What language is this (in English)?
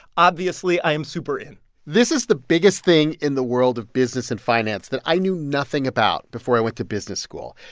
English